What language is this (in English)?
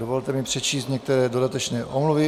Czech